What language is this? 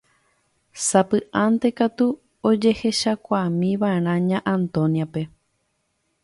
Guarani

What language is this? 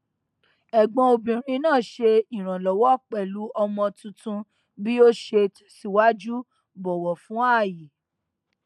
Yoruba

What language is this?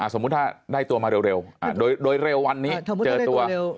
Thai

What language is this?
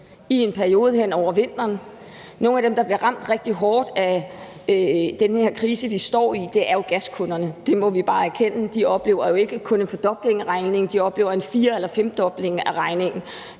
Danish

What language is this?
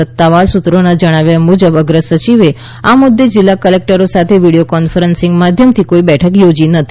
Gujarati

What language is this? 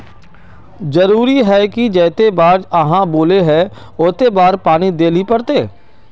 Magahi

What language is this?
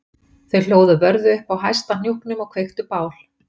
Icelandic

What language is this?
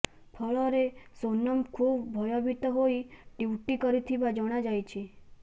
Odia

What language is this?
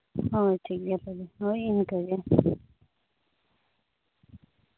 Santali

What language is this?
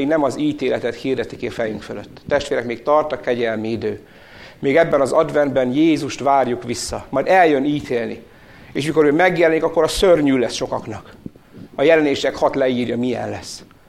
Hungarian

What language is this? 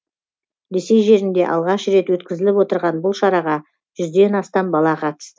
Kazakh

